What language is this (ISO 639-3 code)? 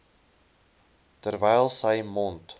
afr